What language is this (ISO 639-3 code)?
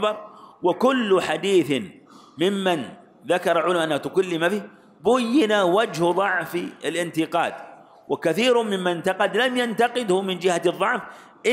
ara